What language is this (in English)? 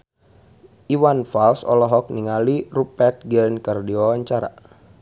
Sundanese